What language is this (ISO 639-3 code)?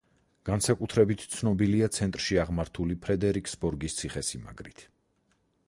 kat